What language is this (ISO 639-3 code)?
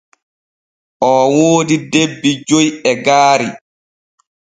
fue